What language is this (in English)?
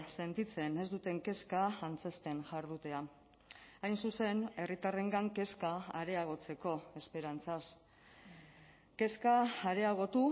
Basque